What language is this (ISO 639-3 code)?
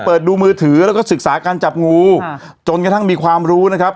tha